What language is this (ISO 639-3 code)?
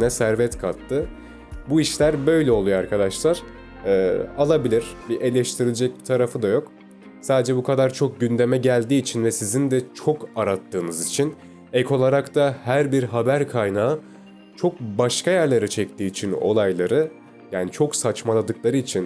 tur